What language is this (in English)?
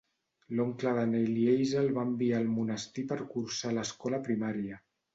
Catalan